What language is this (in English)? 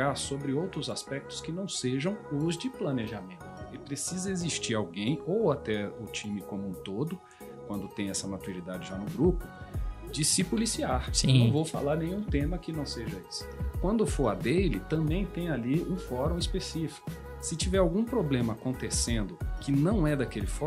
Portuguese